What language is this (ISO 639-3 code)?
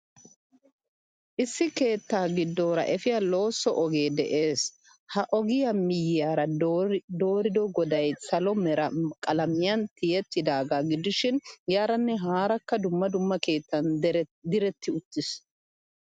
wal